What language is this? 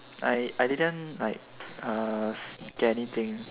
English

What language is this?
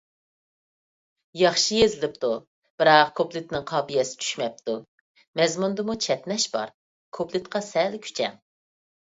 Uyghur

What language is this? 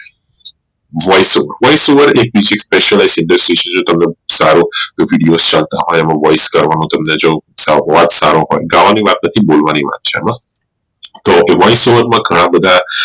Gujarati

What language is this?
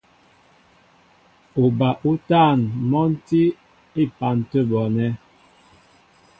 Mbo (Cameroon)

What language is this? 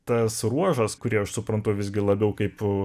Lithuanian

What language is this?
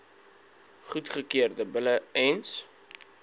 Afrikaans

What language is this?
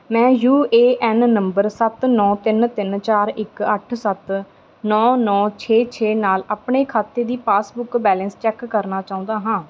Punjabi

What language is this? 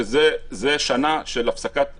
Hebrew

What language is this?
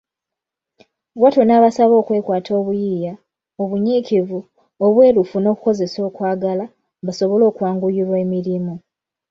Ganda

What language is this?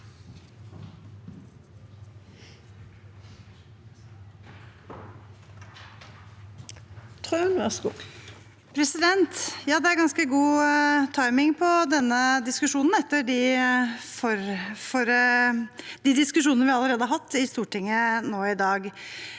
Norwegian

